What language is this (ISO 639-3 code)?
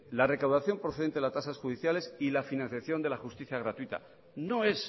spa